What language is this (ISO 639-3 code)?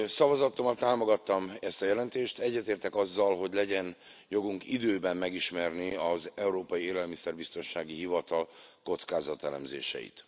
hun